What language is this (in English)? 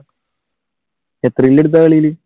Malayalam